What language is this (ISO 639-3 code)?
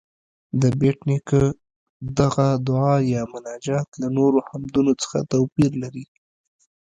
pus